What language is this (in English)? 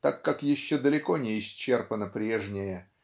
Russian